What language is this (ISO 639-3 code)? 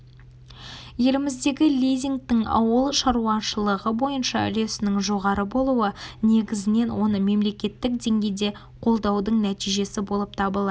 kaz